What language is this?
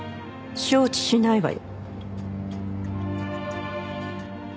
Japanese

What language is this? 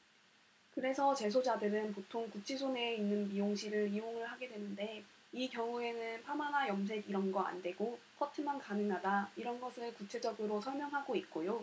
Korean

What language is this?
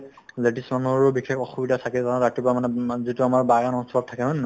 Assamese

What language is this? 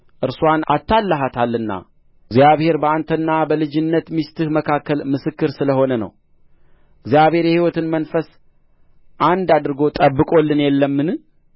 Amharic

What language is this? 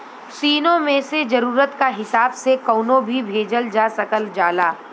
Bhojpuri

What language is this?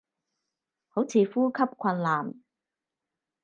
Cantonese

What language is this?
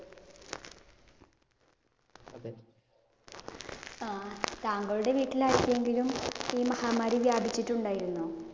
Malayalam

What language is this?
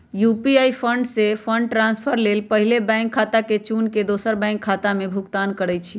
Magahi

